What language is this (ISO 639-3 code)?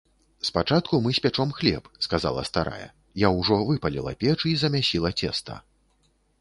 bel